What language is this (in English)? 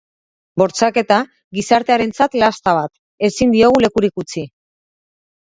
Basque